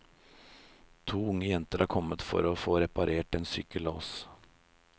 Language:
Norwegian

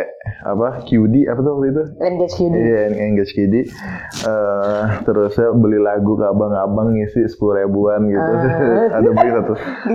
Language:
Indonesian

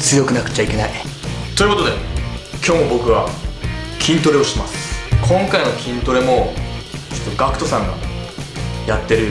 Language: Japanese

